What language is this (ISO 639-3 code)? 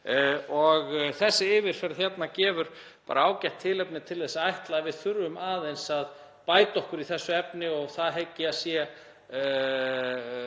isl